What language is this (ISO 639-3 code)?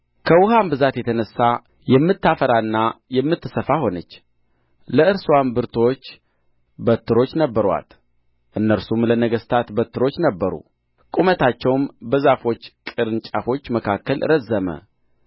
amh